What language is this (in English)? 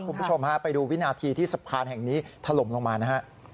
Thai